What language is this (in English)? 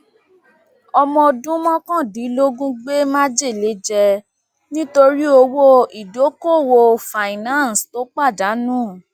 Yoruba